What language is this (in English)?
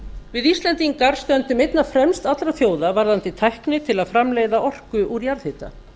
Icelandic